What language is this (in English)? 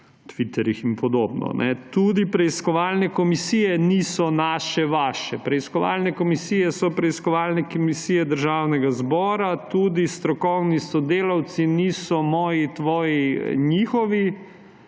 Slovenian